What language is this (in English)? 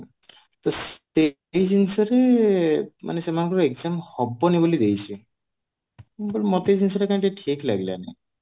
Odia